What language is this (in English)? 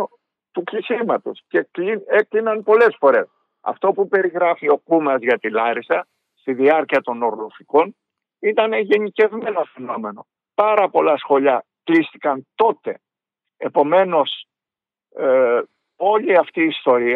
Greek